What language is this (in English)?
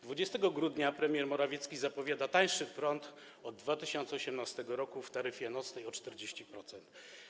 Polish